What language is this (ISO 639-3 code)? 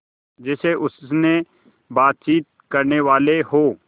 hin